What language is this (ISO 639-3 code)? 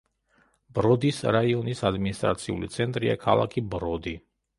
kat